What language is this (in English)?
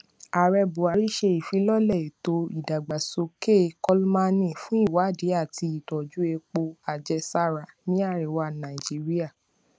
Yoruba